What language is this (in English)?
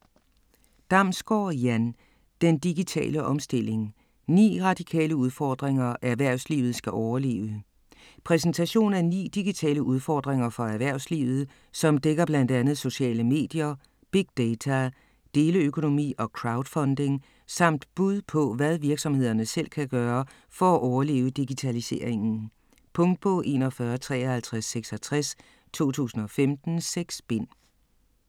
Danish